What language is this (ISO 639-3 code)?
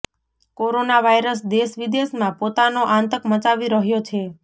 guj